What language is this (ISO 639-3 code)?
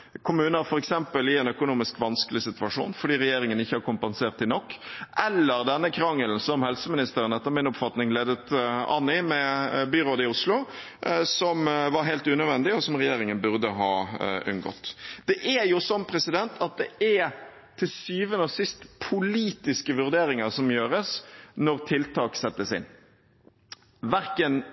nob